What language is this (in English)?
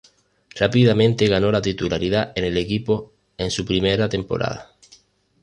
Spanish